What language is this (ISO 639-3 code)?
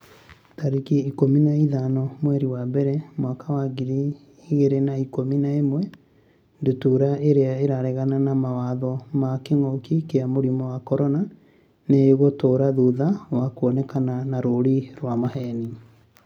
kik